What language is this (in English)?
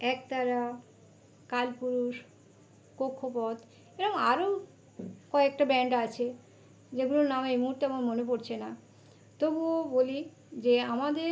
Bangla